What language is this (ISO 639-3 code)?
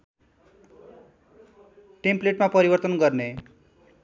nep